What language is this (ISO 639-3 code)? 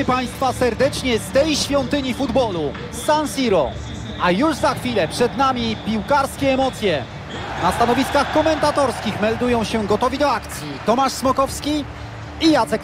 pol